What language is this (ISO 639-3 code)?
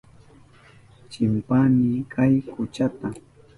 qup